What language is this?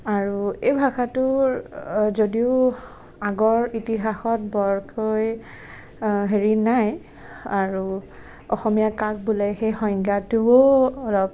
Assamese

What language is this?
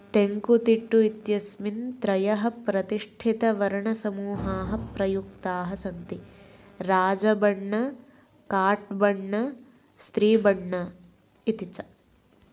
Sanskrit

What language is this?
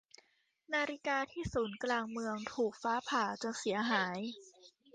Thai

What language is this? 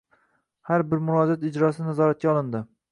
Uzbek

